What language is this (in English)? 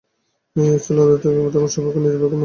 Bangla